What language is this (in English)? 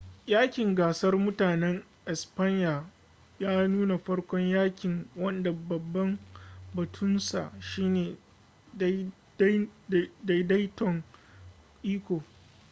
Hausa